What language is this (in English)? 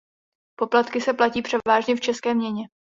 Czech